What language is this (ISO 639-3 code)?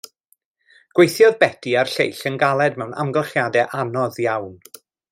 cym